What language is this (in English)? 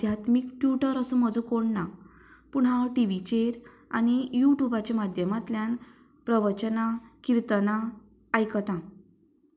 Konkani